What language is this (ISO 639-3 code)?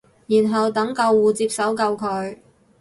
yue